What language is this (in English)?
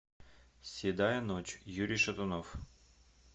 Russian